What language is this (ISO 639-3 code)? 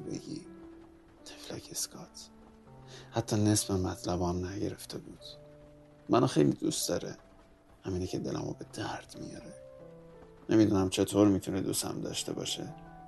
fas